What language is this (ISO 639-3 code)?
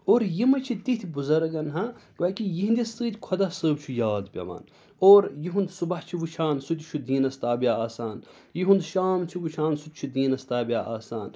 kas